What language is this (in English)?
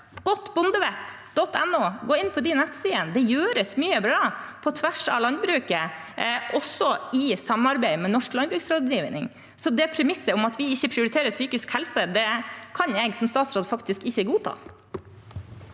Norwegian